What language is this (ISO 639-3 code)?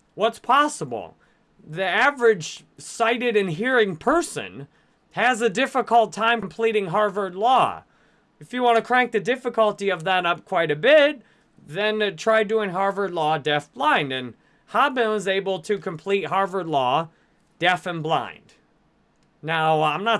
eng